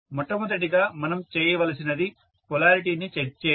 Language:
Telugu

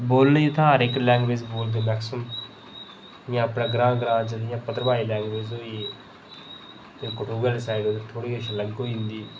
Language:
Dogri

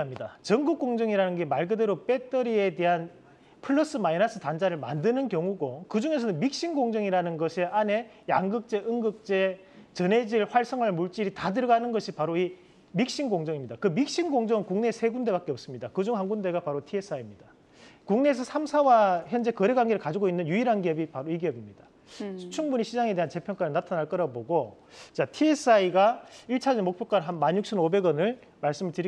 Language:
Korean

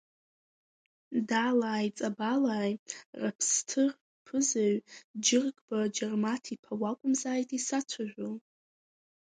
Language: Abkhazian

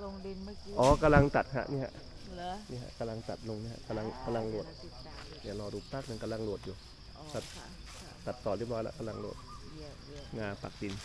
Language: Thai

